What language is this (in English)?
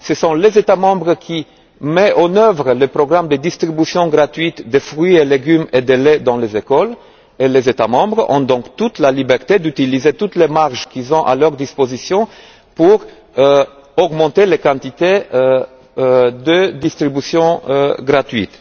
French